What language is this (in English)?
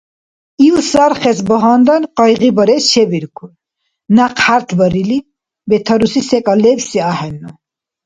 Dargwa